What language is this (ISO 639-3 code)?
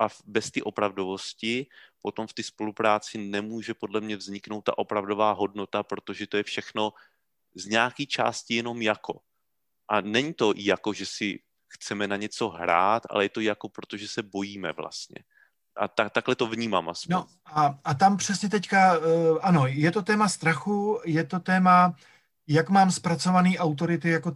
ces